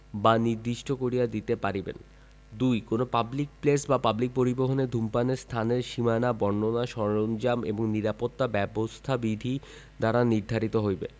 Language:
Bangla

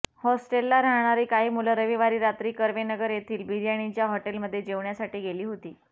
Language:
Marathi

